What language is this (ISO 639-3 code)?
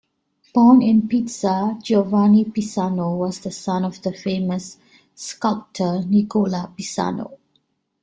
eng